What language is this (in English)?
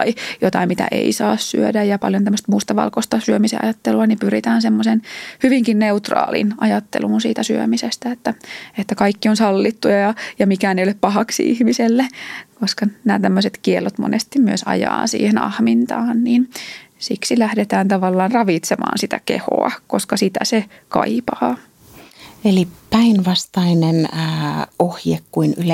Finnish